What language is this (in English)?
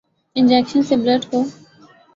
Urdu